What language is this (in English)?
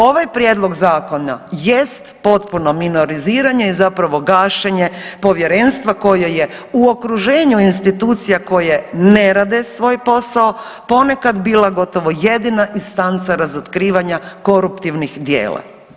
Croatian